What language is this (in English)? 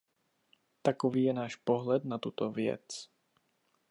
Czech